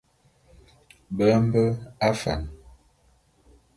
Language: Bulu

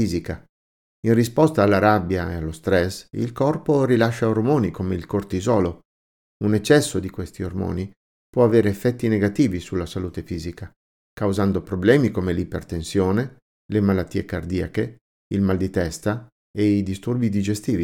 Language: Italian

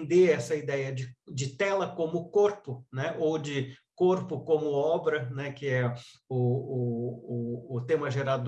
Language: Portuguese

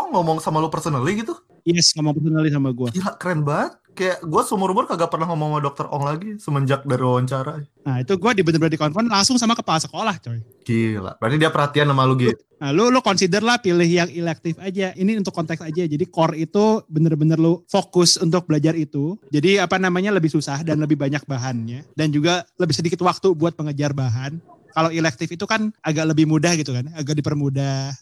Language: Indonesian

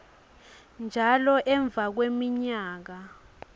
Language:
Swati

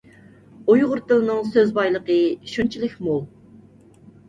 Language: Uyghur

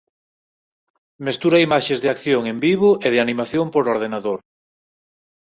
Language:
Galician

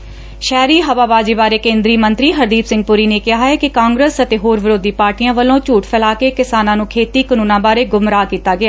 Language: Punjabi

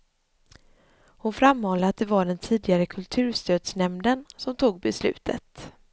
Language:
Swedish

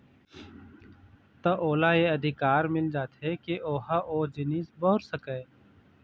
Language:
Chhattisgarhi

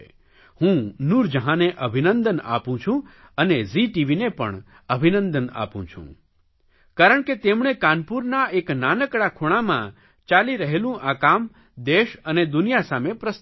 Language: Gujarati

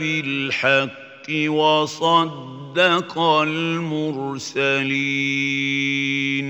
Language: Arabic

